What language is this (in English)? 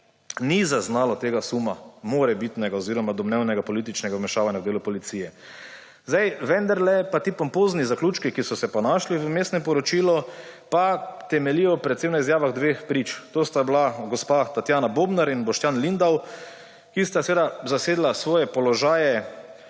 Slovenian